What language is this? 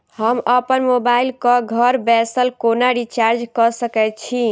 Maithili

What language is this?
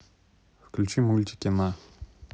Russian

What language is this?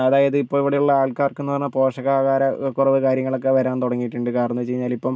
Malayalam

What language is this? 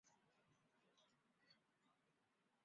Chinese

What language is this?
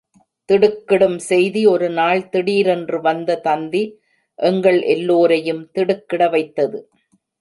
Tamil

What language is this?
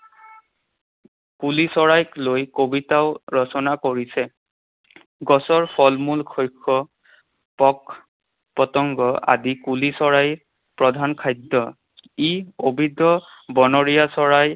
Assamese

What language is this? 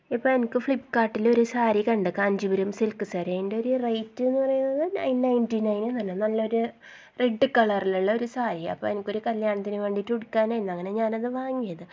Malayalam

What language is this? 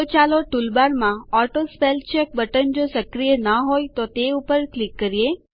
Gujarati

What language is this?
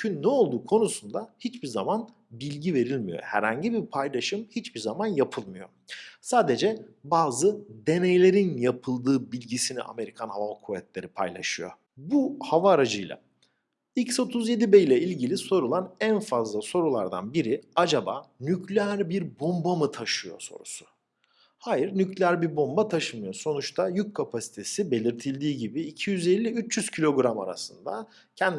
Turkish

